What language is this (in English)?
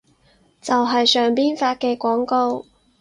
Cantonese